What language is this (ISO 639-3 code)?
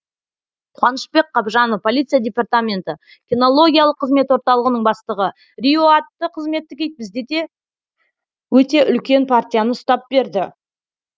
kaz